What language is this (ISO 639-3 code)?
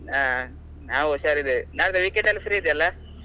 kan